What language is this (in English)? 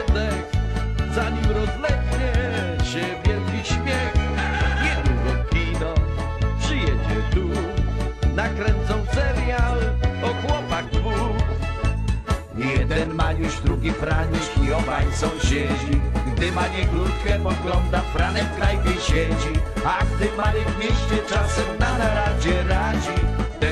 Polish